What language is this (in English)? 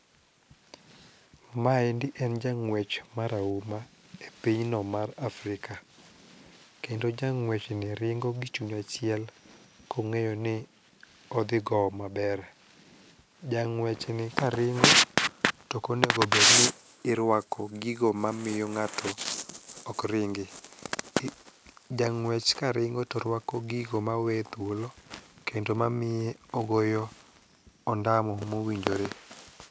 Luo (Kenya and Tanzania)